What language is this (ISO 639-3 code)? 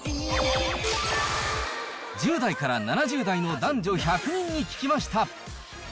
jpn